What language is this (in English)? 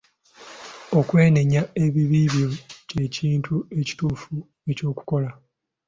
Ganda